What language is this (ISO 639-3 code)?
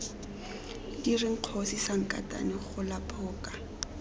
tsn